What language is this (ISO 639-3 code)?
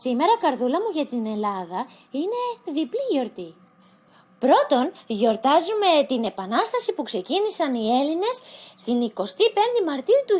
ell